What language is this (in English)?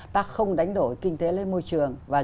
Vietnamese